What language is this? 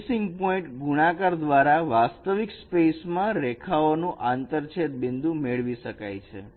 Gujarati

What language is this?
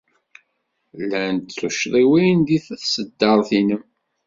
Kabyle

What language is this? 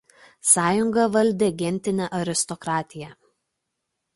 Lithuanian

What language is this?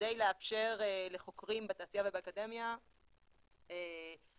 Hebrew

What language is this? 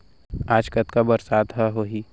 Chhattisgarhi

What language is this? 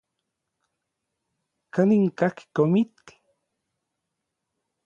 Orizaba Nahuatl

